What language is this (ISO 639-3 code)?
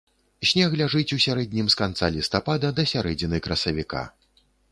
bel